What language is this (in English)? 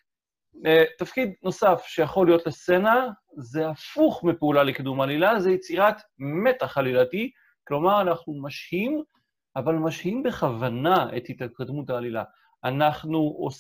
Hebrew